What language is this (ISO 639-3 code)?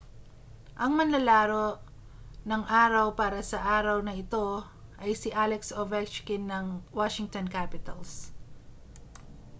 fil